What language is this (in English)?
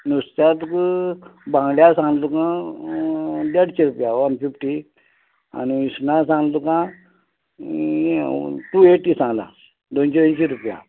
Konkani